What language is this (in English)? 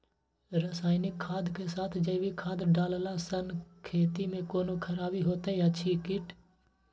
Maithili